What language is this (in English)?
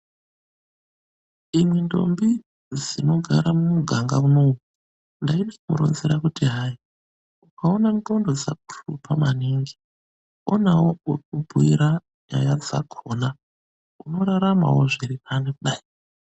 Ndau